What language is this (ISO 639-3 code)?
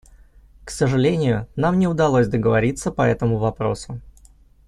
rus